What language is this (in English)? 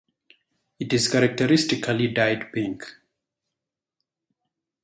English